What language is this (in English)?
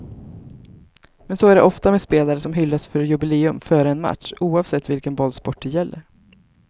Swedish